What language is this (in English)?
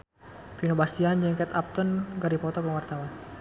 Sundanese